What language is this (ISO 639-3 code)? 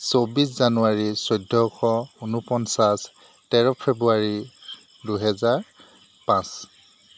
asm